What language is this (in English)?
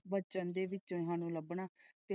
Punjabi